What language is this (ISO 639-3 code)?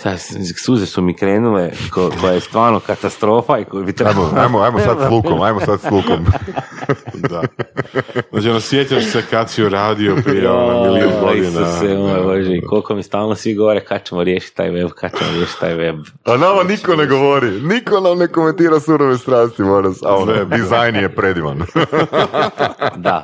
hrv